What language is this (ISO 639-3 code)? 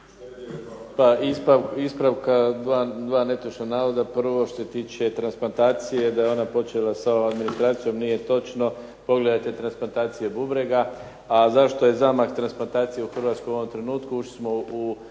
hrv